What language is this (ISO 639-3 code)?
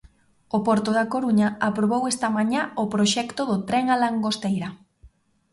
glg